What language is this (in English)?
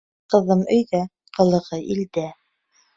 Bashkir